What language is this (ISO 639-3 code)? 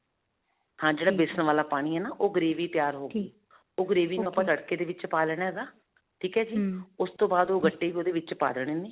pan